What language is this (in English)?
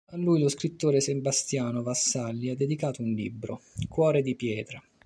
Italian